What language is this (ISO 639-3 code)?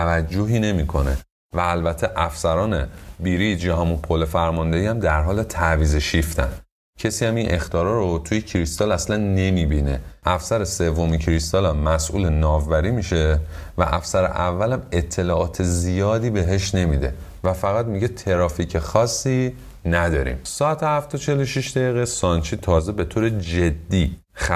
fas